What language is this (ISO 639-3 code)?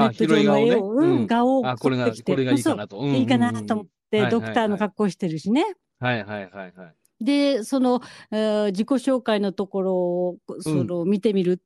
jpn